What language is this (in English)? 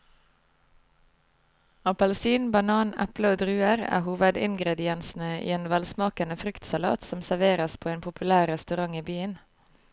Norwegian